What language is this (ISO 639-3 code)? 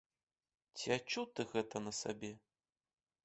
bel